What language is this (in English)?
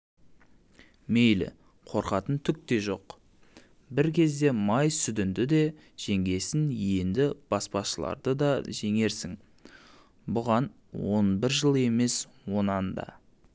Kazakh